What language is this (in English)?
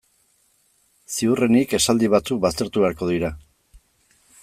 Basque